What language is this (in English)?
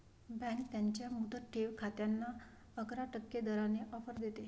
Marathi